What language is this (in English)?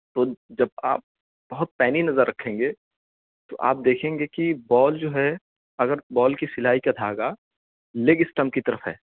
Urdu